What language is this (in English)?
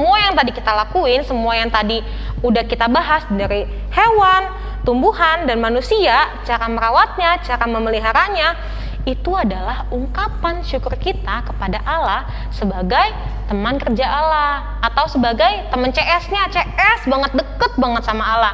Indonesian